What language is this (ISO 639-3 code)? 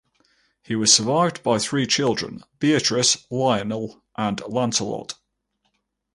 eng